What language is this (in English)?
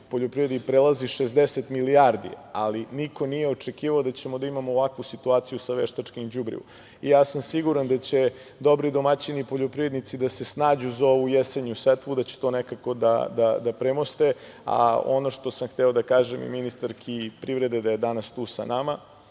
Serbian